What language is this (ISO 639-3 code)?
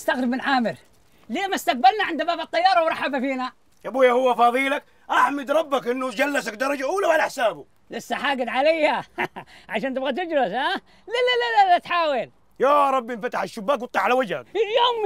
ara